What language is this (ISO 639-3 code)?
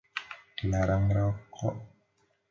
ind